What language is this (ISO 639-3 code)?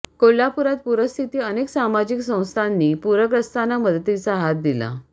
mar